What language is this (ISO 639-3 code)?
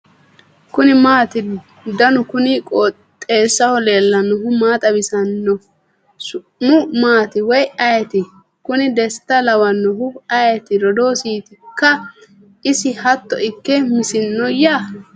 sid